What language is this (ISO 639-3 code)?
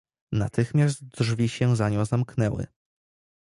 pol